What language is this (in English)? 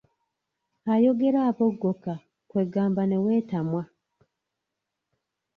Ganda